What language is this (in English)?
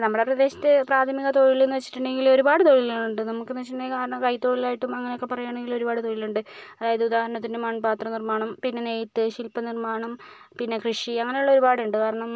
Malayalam